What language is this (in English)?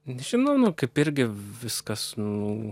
Lithuanian